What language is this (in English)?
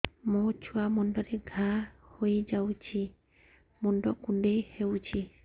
Odia